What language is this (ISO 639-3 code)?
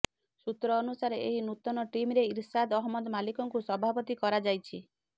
ori